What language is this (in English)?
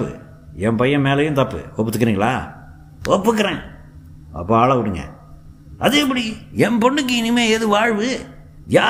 Tamil